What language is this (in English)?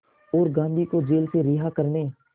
Hindi